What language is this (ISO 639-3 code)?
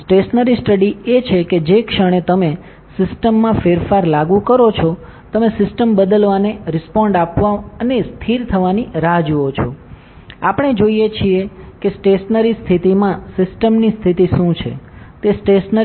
guj